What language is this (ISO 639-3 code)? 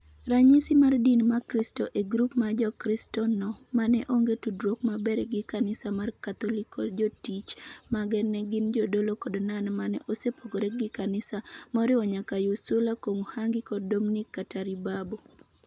luo